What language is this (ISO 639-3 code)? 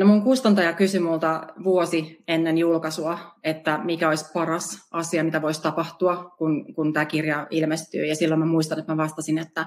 fin